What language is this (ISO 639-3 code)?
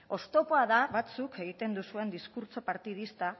eus